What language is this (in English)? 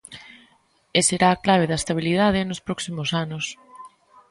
Galician